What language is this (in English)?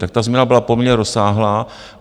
Czech